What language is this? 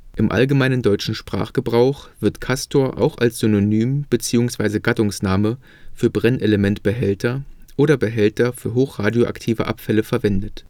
German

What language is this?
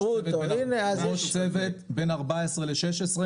Hebrew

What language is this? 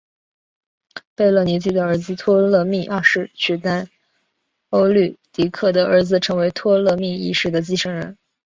Chinese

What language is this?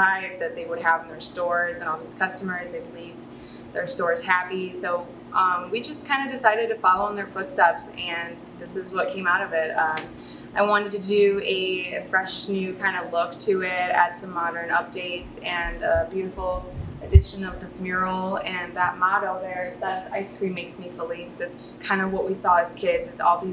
English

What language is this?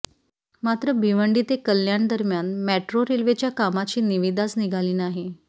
Marathi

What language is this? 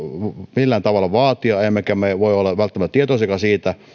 Finnish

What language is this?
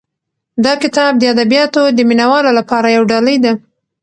Pashto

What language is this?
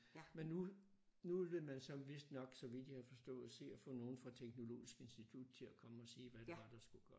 Danish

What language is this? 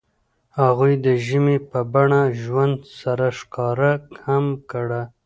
Pashto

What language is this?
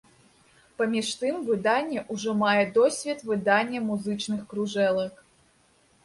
Belarusian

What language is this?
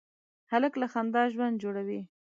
Pashto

